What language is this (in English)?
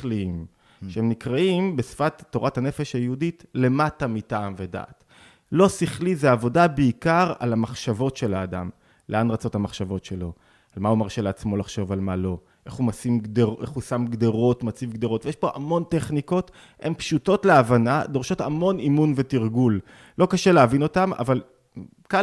Hebrew